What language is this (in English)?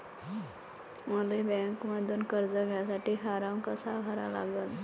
Marathi